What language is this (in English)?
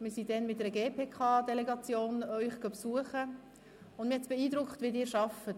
Swiss German